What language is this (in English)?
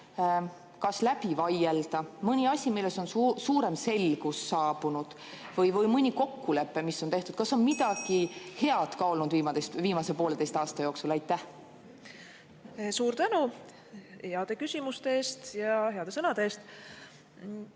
Estonian